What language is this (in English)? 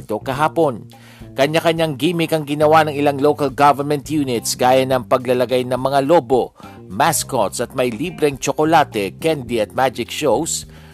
Filipino